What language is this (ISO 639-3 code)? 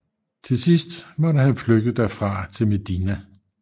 dan